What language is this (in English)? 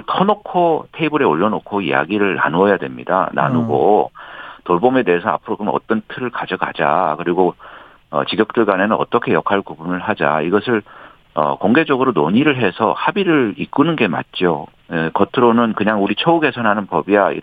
Korean